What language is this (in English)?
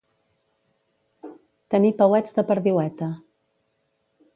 Catalan